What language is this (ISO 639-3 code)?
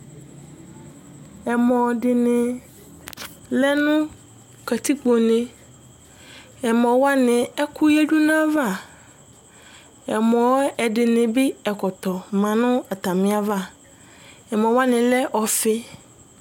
kpo